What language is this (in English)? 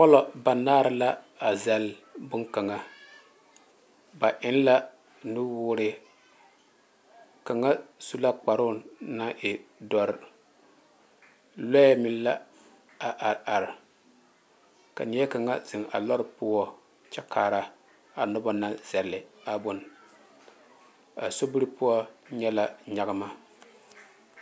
Southern Dagaare